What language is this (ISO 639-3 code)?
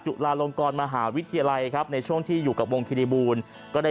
tha